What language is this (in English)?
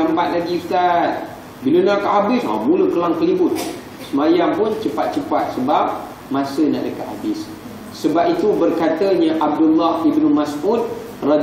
Malay